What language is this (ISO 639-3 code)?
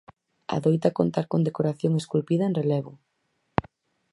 glg